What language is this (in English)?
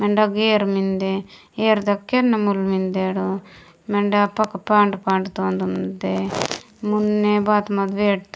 Gondi